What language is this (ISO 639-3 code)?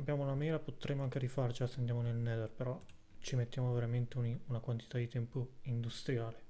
ita